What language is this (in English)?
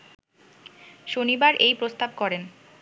Bangla